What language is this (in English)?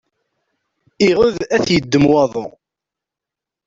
Kabyle